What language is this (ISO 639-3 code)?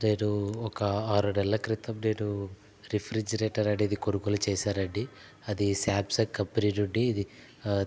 tel